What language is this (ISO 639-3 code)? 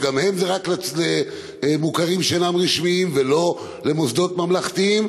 heb